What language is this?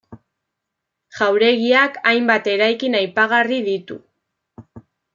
Basque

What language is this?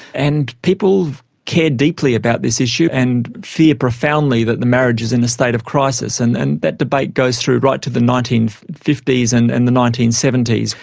English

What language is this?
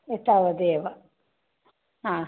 Sanskrit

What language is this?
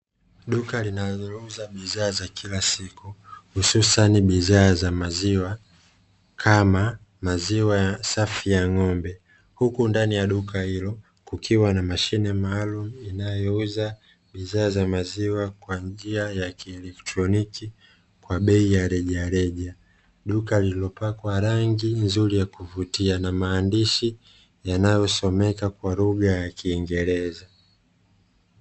Swahili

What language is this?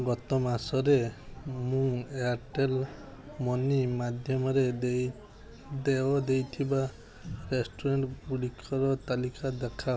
Odia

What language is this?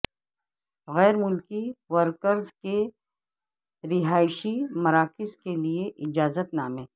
Urdu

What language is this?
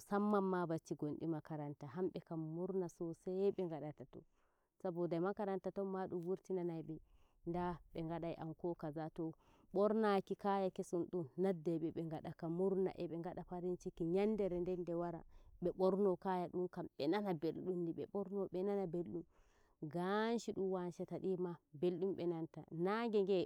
Nigerian Fulfulde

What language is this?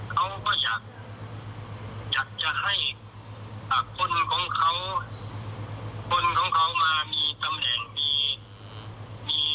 Thai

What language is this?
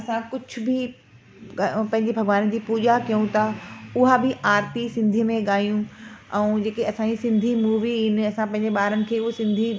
Sindhi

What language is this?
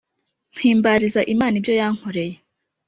Kinyarwanda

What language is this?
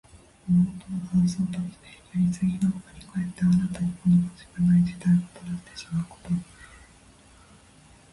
Japanese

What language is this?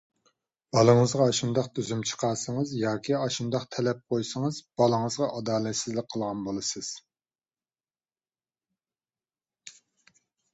Uyghur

